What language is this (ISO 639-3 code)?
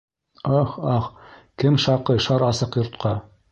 bak